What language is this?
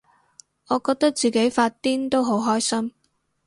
Cantonese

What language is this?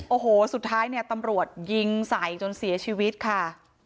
Thai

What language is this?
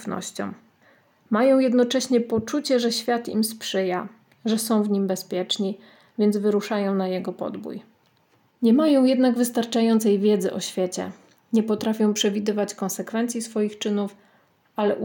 Polish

